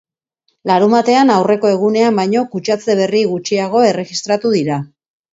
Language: Basque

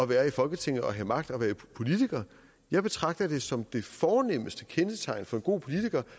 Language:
Danish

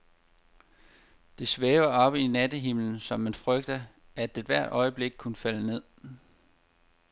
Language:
Danish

